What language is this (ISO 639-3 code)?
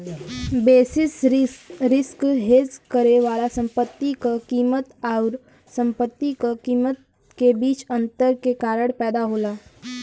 bho